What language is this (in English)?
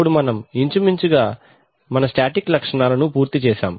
Telugu